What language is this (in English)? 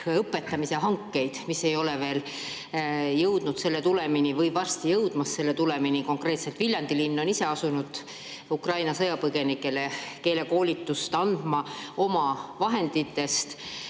Estonian